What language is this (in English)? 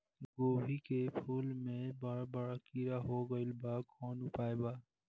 Bhojpuri